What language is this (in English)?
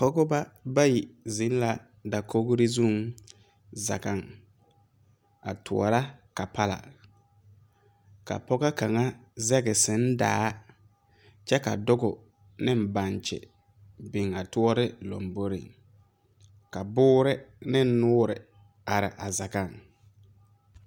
Southern Dagaare